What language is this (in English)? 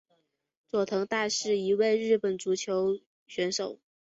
Chinese